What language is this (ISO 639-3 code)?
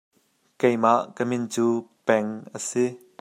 cnh